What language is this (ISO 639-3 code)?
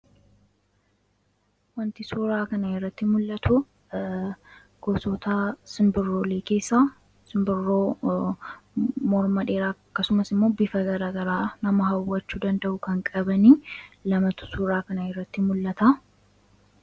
orm